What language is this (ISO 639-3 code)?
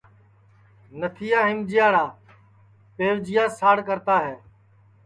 ssi